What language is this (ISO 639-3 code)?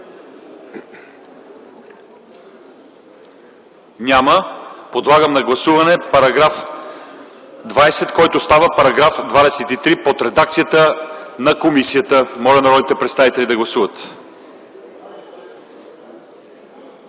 bul